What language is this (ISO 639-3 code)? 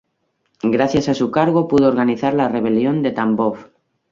spa